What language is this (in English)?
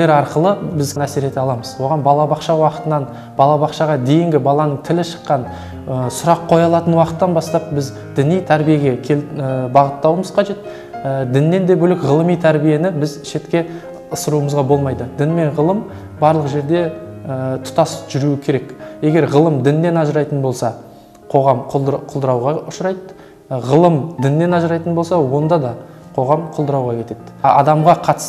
Turkish